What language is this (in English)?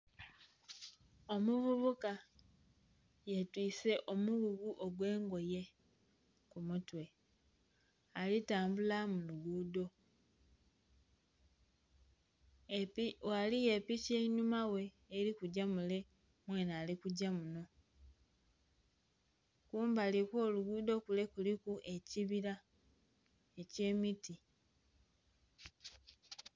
Soga